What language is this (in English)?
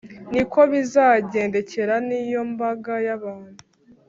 Kinyarwanda